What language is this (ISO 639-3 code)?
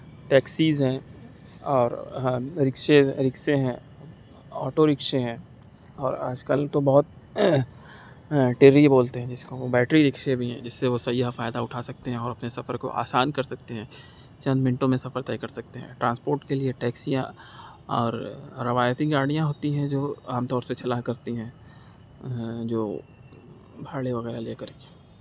urd